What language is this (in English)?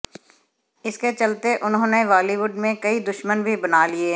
Hindi